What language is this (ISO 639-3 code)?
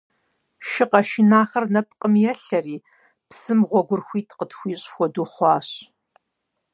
kbd